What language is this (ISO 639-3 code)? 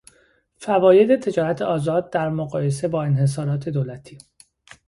fas